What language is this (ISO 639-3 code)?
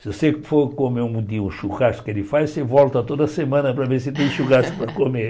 por